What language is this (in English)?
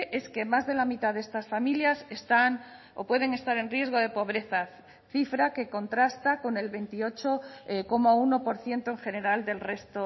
Spanish